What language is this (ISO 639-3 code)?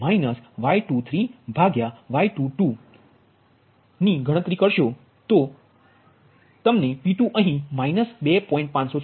guj